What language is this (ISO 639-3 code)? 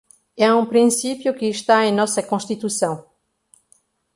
por